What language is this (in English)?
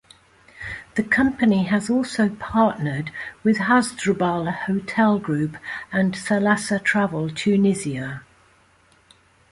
English